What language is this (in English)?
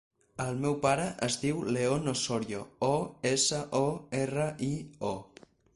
Catalan